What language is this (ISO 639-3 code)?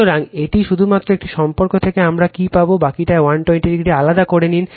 ben